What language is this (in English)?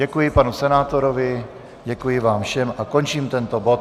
Czech